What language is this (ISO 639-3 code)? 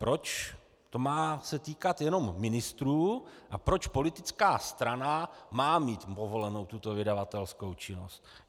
ces